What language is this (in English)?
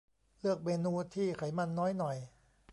Thai